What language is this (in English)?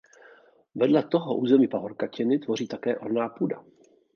Czech